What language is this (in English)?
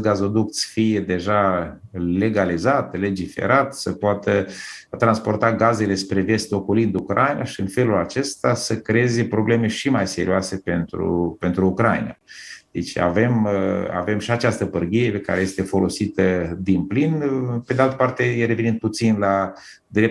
Romanian